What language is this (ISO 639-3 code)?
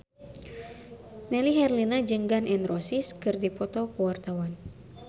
sun